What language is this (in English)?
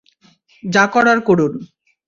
Bangla